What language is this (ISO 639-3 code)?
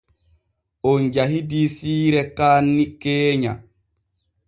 fue